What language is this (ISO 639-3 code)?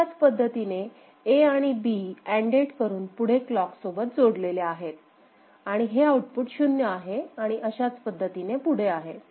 mar